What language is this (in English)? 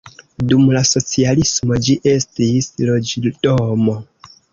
Esperanto